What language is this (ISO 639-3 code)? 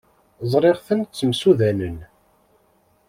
kab